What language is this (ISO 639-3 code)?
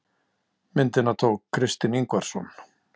isl